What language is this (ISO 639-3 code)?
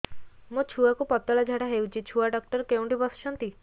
ori